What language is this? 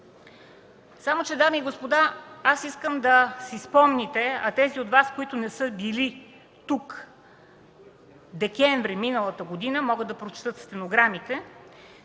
Bulgarian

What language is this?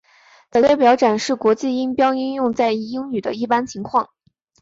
Chinese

